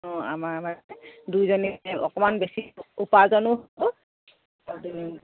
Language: Assamese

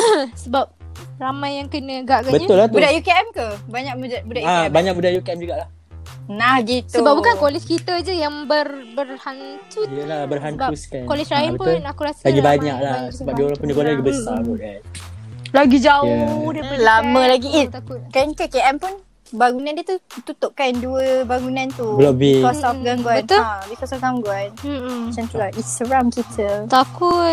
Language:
Malay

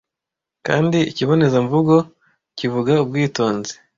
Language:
Kinyarwanda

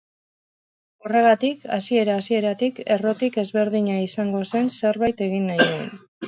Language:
Basque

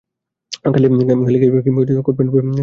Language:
Bangla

